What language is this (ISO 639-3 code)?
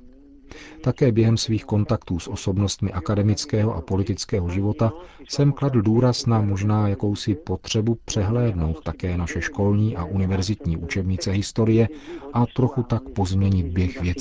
ces